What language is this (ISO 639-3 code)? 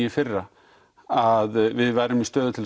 isl